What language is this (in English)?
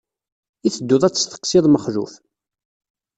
Kabyle